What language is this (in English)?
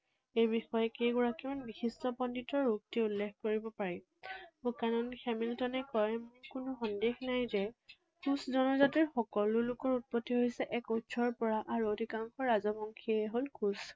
Assamese